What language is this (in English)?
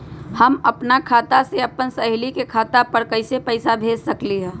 Magahi